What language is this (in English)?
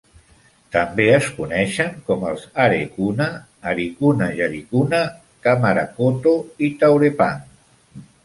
Catalan